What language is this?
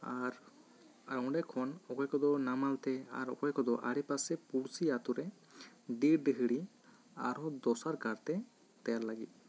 Santali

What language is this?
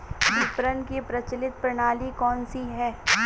Hindi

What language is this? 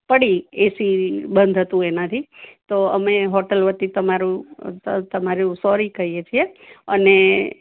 Gujarati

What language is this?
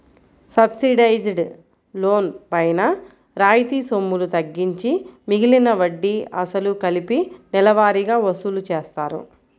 Telugu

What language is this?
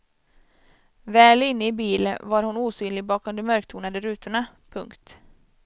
Swedish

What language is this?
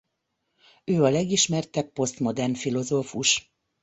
Hungarian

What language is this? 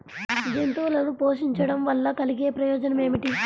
Telugu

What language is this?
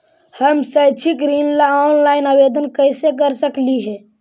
Magahi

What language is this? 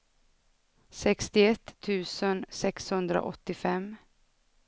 Swedish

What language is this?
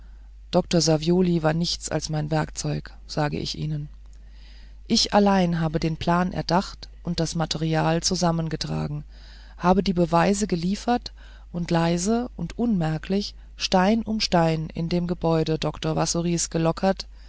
German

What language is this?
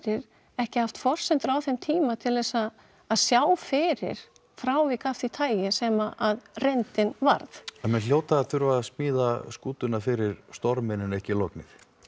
Icelandic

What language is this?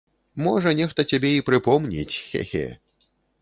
Belarusian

